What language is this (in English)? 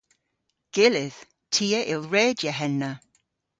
Cornish